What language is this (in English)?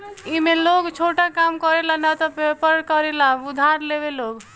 Bhojpuri